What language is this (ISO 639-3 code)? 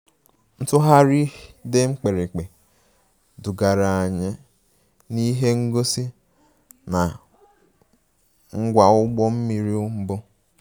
ibo